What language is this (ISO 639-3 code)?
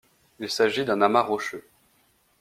fra